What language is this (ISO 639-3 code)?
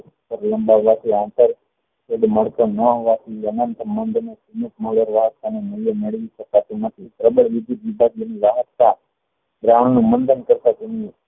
guj